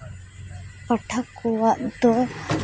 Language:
Santali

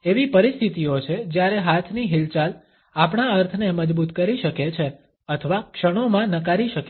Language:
Gujarati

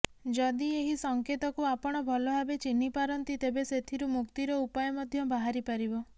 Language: Odia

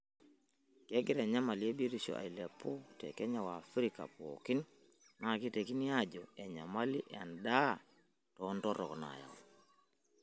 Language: Masai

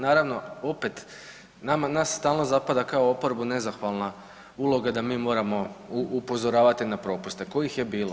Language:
Croatian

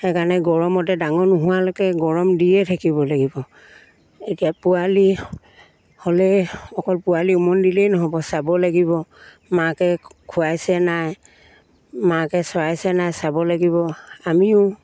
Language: Assamese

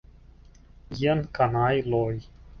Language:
Esperanto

